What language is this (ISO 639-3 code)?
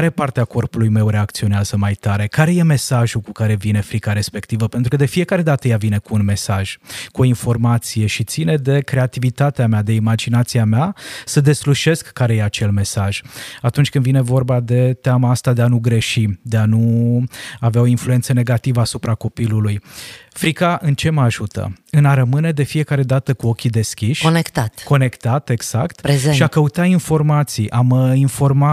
ron